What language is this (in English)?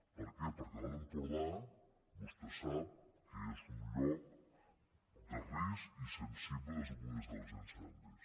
Catalan